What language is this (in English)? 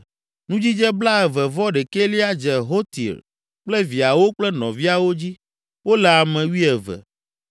Ewe